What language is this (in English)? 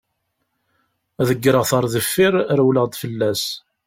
Kabyle